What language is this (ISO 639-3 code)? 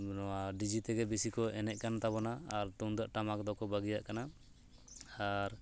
sat